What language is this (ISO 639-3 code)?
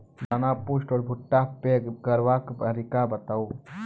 mai